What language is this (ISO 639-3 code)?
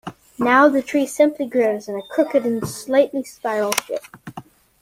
eng